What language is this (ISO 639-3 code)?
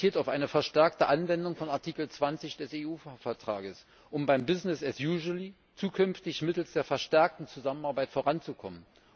deu